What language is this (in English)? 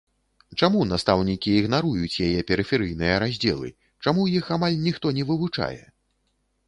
Belarusian